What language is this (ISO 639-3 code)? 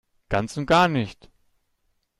deu